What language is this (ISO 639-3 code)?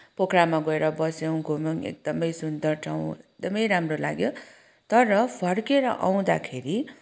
nep